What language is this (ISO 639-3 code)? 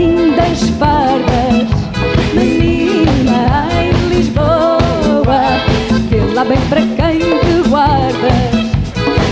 por